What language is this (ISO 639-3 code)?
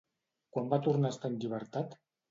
cat